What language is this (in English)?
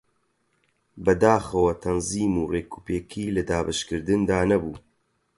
Central Kurdish